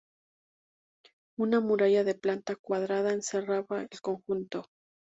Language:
Spanish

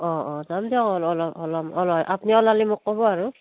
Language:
Assamese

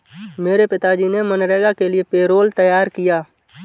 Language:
Hindi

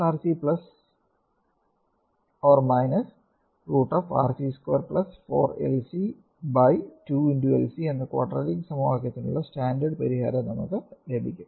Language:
Malayalam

